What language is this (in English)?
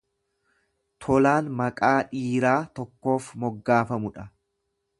Oromo